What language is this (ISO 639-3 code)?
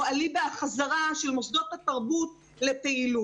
heb